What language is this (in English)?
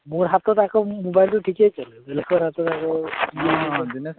Assamese